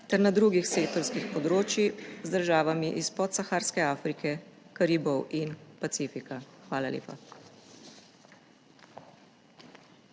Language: Slovenian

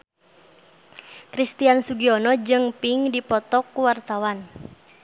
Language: Sundanese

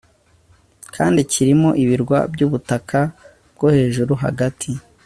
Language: Kinyarwanda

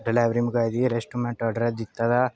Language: Dogri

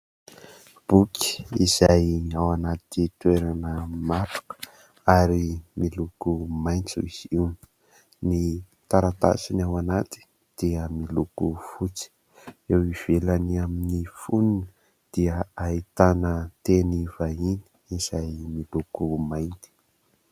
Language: Malagasy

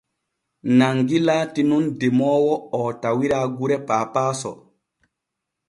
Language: Borgu Fulfulde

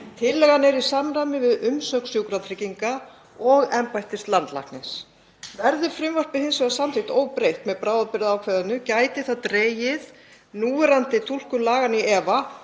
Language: Icelandic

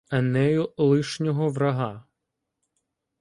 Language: Ukrainian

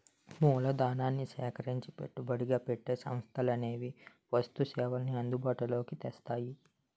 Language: Telugu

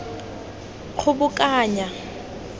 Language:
Tswana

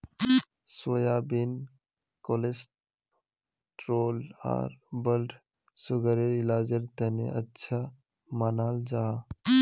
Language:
Magahi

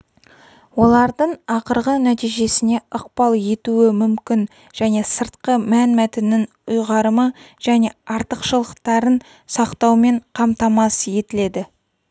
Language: Kazakh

